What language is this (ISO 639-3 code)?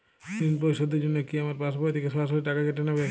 ben